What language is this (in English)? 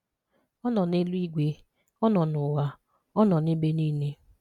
Igbo